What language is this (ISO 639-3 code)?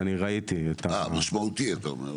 heb